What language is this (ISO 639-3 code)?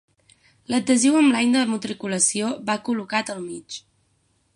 cat